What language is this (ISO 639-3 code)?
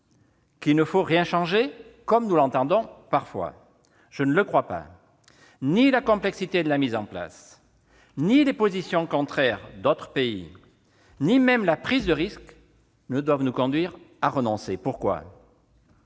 fra